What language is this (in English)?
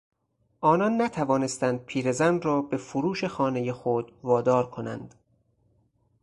Persian